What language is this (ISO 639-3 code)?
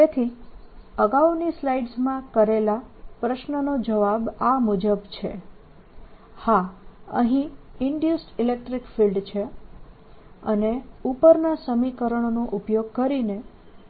guj